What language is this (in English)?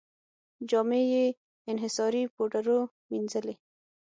Pashto